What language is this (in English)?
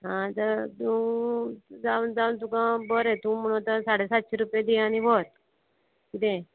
Konkani